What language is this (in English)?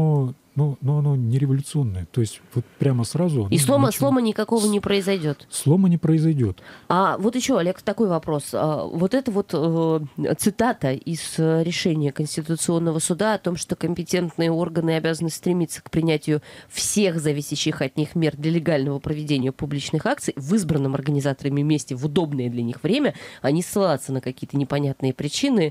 Russian